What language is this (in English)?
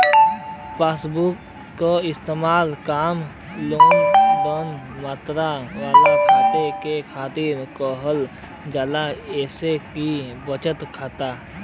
Bhojpuri